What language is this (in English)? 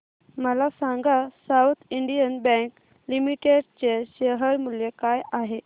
Marathi